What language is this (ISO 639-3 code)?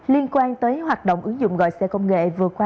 vie